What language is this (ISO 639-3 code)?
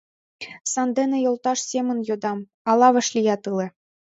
chm